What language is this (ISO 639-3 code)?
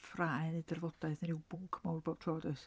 cym